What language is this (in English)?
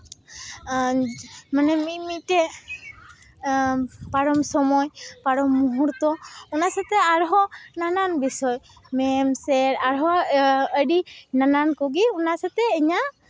Santali